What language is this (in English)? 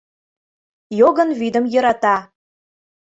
Mari